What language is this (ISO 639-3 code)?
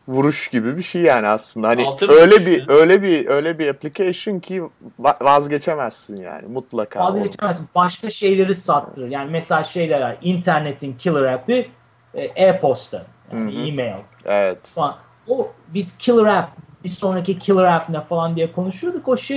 tur